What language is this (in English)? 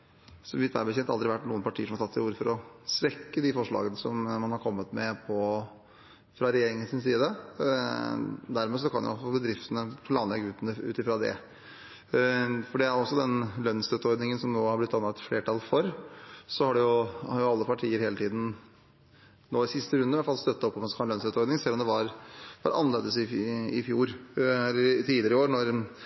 Norwegian Bokmål